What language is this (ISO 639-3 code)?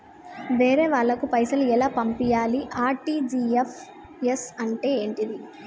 tel